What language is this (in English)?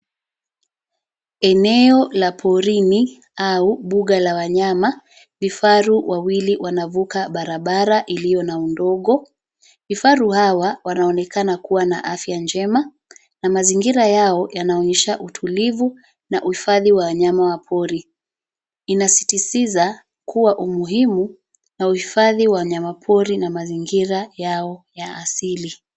Swahili